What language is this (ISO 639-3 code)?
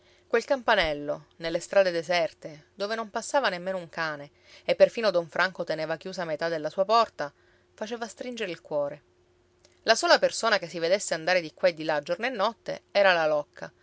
ita